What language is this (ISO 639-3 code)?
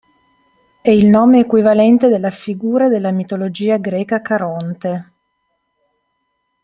ita